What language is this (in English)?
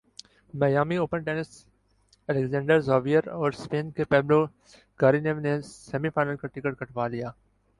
Urdu